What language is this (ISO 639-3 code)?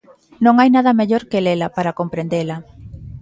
glg